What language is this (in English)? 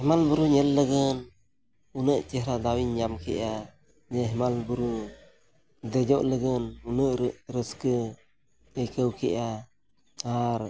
Santali